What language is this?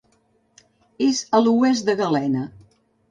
Catalan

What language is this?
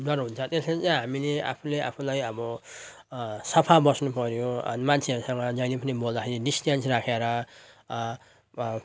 Nepali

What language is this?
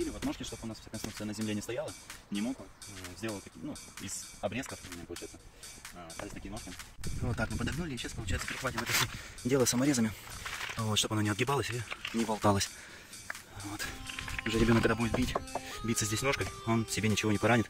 Russian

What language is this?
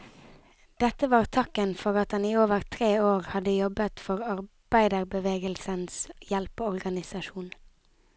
Norwegian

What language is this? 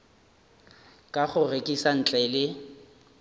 Northern Sotho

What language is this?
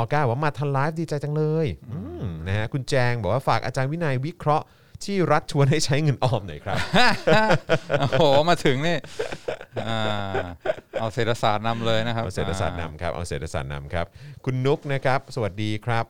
Thai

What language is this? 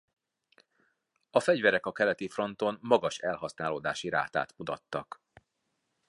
Hungarian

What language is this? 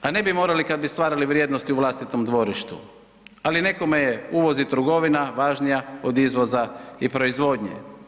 Croatian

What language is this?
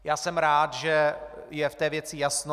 Czech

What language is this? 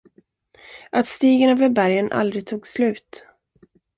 Swedish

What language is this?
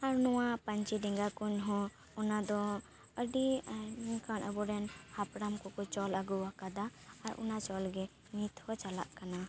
Santali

